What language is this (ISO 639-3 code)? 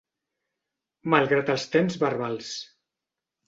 cat